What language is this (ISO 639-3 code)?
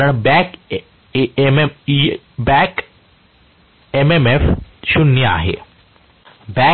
mar